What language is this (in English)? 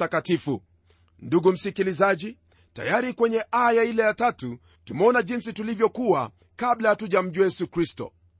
Swahili